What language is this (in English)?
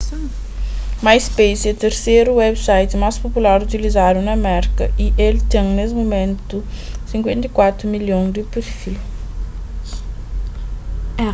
Kabuverdianu